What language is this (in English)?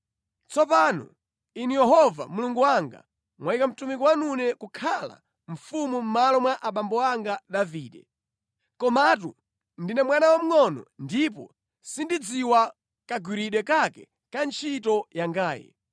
Nyanja